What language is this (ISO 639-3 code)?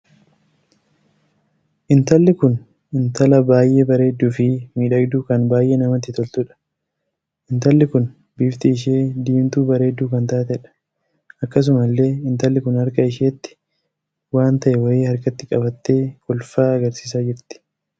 orm